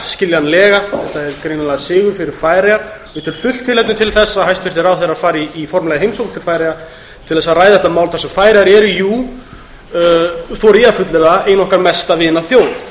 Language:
Icelandic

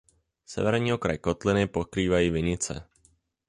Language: Czech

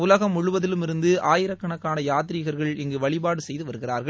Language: Tamil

